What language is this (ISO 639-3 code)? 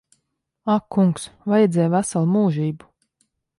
lav